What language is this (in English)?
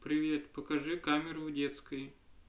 Russian